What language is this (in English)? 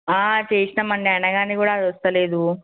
Telugu